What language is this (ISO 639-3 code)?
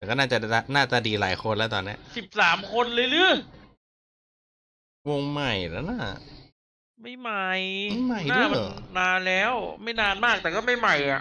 tha